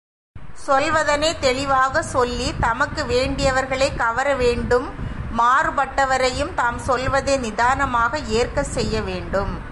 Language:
Tamil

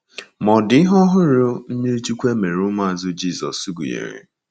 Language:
Igbo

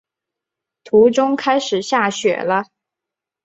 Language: Chinese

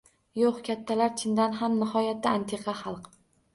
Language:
Uzbek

